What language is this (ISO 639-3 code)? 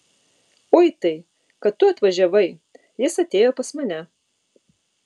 lit